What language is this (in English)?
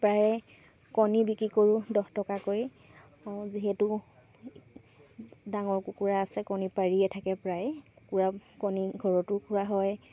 Assamese